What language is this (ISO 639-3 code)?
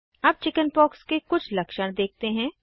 hin